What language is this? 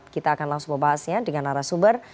Indonesian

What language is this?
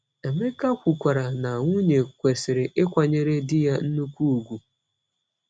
Igbo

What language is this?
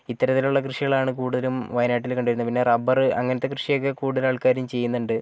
Malayalam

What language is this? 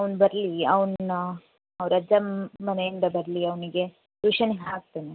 Kannada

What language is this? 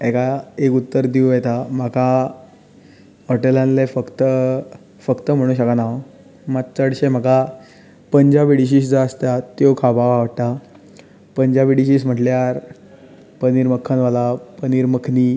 Konkani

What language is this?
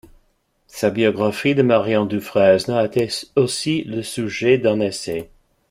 French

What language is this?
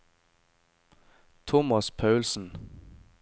Norwegian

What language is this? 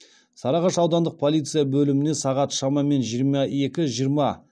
Kazakh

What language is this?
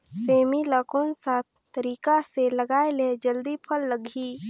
Chhattisgarhi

